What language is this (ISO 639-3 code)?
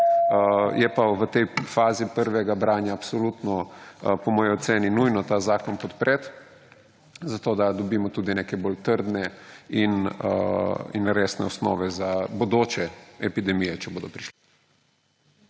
slv